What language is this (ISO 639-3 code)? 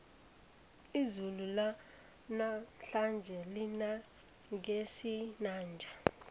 nbl